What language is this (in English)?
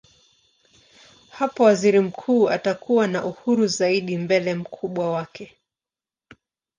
Swahili